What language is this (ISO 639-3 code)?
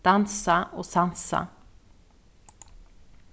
fao